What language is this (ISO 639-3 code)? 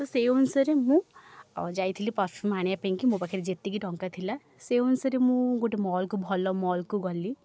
ori